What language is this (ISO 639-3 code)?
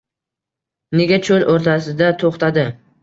uzb